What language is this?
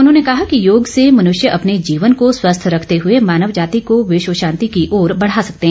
Hindi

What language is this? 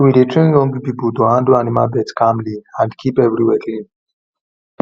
Nigerian Pidgin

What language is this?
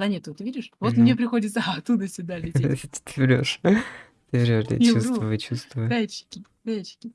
Russian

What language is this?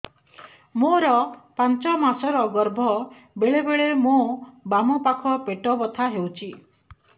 Odia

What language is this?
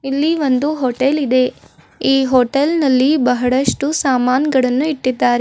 Kannada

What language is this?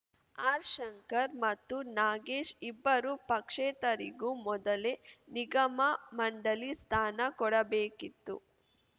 Kannada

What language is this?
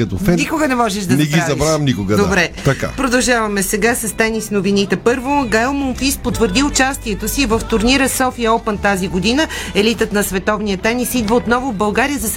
Bulgarian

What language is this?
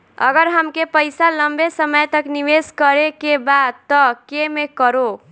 Bhojpuri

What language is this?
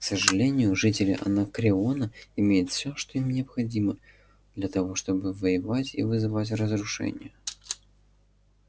Russian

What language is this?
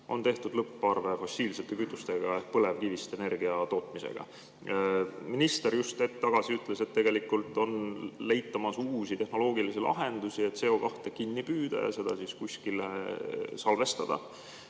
Estonian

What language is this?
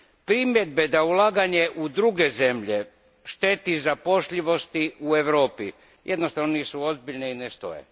Croatian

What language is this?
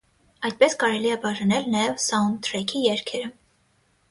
Armenian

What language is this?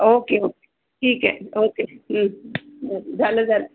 Marathi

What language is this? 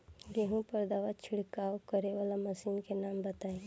Bhojpuri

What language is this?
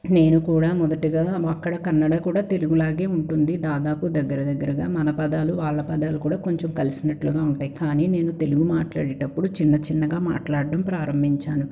Telugu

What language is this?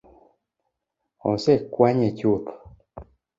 Luo (Kenya and Tanzania)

